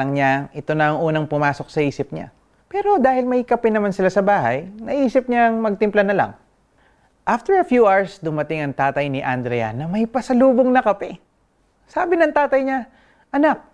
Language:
Filipino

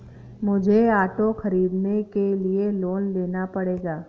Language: Hindi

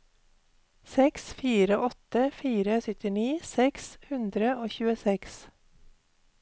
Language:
Norwegian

